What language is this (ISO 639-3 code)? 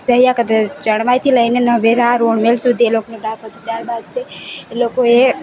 guj